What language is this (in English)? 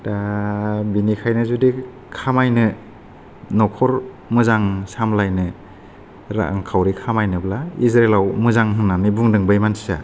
Bodo